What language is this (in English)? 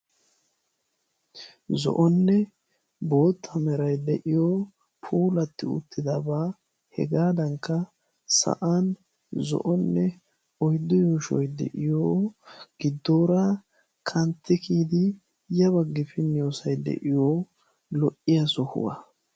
Wolaytta